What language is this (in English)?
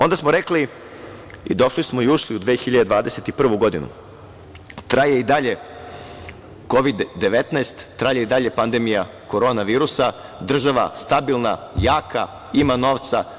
Serbian